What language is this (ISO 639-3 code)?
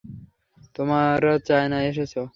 ben